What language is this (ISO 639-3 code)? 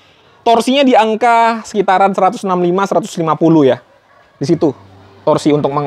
ind